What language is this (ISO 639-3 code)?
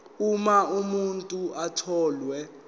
zul